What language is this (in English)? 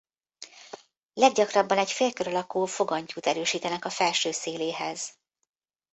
Hungarian